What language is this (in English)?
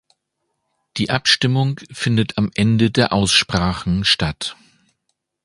German